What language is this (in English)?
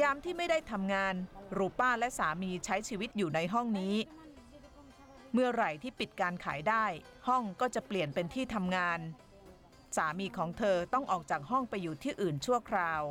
Thai